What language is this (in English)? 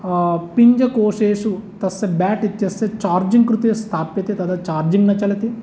Sanskrit